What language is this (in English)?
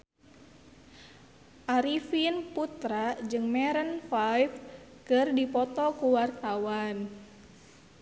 Sundanese